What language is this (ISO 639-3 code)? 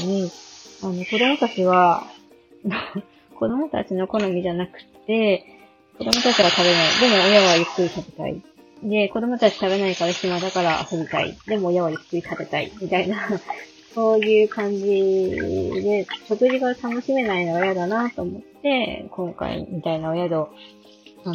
jpn